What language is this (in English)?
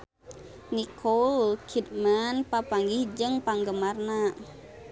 Sundanese